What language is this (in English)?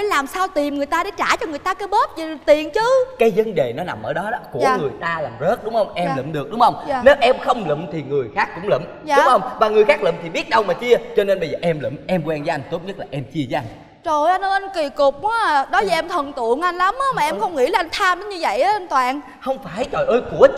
Vietnamese